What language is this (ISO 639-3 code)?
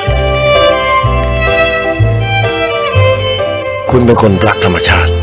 tha